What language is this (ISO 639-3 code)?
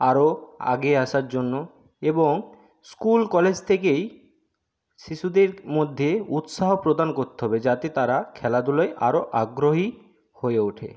ben